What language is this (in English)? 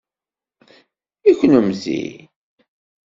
Kabyle